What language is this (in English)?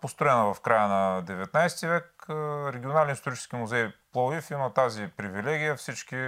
Bulgarian